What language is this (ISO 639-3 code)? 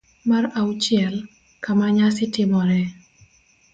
luo